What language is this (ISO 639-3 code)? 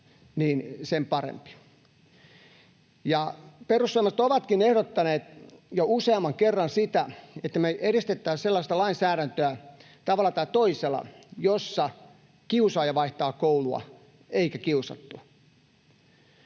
fin